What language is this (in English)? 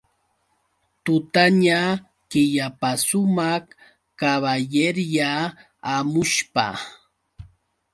Yauyos Quechua